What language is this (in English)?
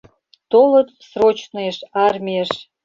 Mari